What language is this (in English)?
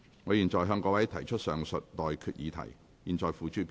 Cantonese